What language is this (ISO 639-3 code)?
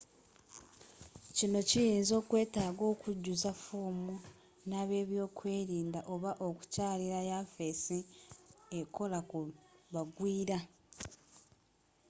lug